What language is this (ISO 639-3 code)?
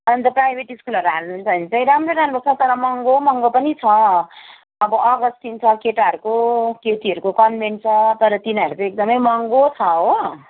nep